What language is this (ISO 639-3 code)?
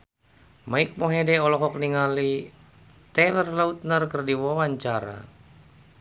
sun